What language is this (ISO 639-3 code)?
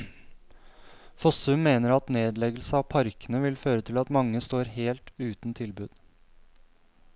nor